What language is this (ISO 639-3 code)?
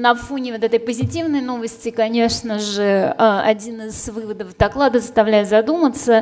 rus